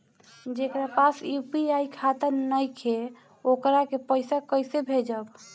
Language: Bhojpuri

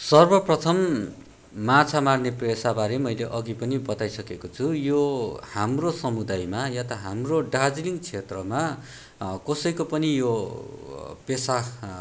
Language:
Nepali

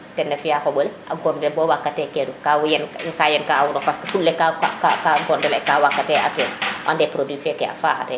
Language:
Serer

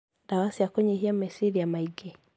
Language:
Kikuyu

